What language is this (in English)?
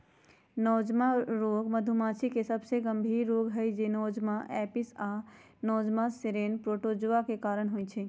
Magahi